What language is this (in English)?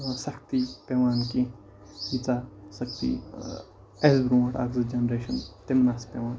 Kashmiri